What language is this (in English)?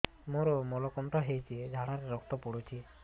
Odia